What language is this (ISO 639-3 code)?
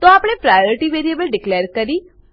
guj